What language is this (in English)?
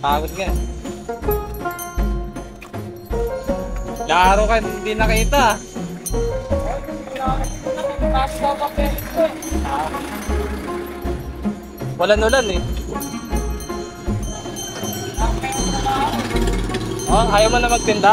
Filipino